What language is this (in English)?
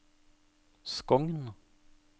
Norwegian